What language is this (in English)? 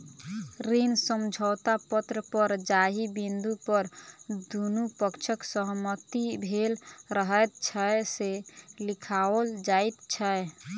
Maithili